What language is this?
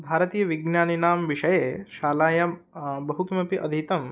Sanskrit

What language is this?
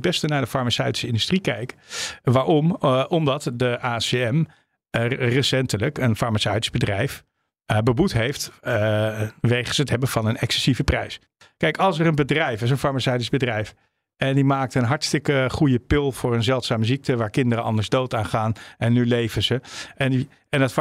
Dutch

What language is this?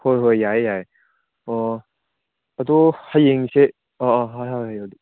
Manipuri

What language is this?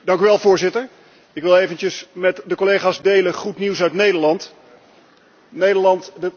Dutch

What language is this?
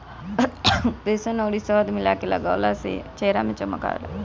Bhojpuri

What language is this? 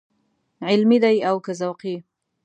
Pashto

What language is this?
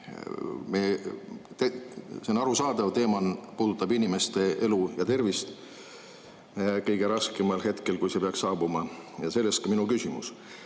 Estonian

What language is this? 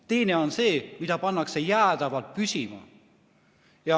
Estonian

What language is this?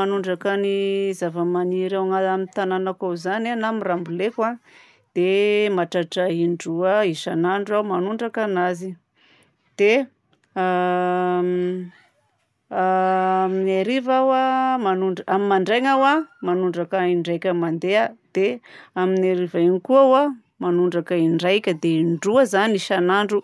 Southern Betsimisaraka Malagasy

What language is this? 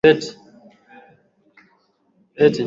Swahili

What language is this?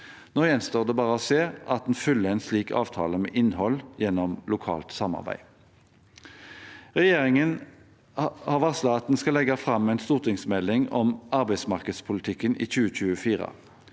Norwegian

